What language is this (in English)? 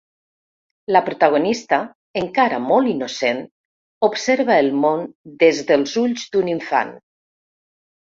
Catalan